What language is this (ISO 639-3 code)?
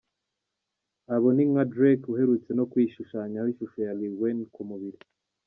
kin